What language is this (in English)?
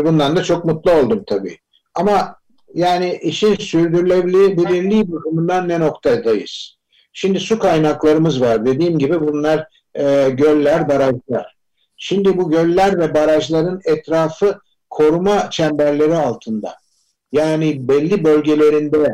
Turkish